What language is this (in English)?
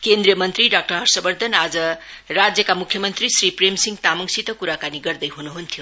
Nepali